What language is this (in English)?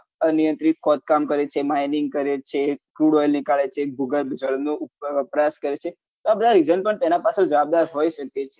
Gujarati